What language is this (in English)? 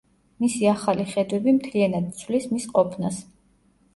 Georgian